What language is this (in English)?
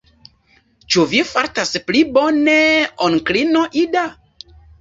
Esperanto